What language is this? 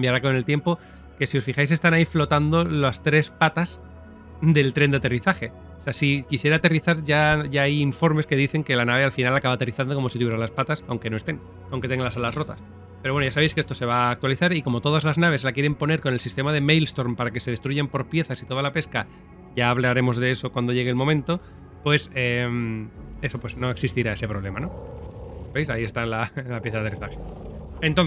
Spanish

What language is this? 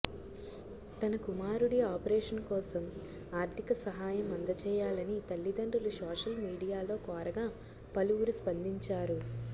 Telugu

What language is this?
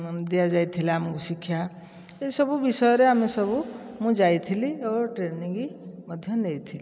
Odia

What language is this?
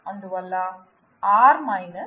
Telugu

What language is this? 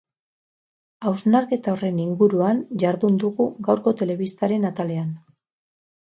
Basque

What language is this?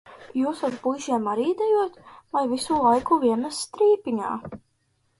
Latvian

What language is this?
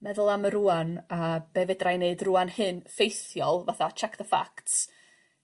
Welsh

